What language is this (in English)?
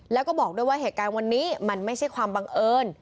Thai